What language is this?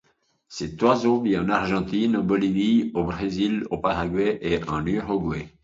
French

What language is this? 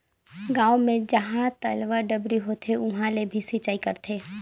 Chhattisgarhi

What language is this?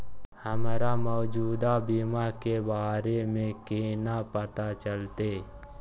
Maithili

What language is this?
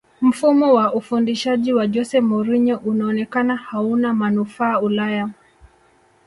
Swahili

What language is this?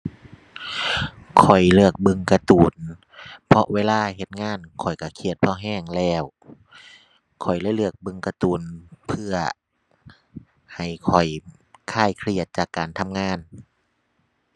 Thai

